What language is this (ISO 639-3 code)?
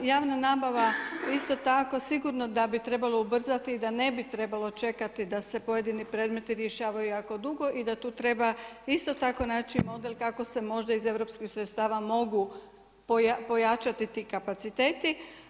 hrv